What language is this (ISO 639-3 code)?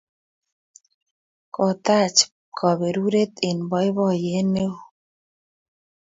kln